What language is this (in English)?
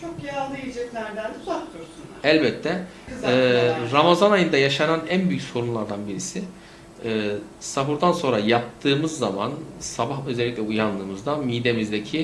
Turkish